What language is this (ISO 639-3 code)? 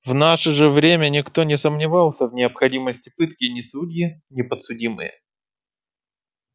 rus